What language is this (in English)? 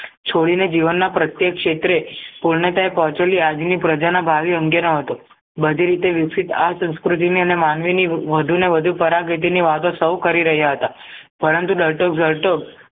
Gujarati